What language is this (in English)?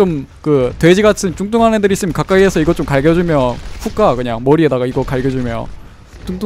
Korean